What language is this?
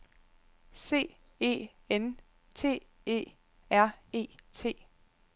Danish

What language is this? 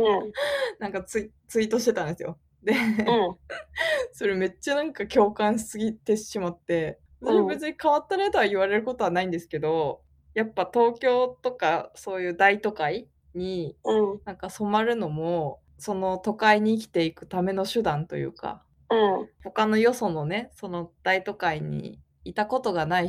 Japanese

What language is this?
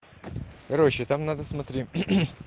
Russian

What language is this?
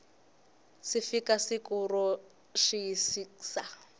Tsonga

